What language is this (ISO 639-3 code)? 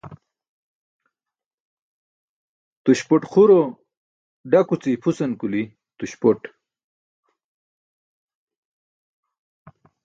bsk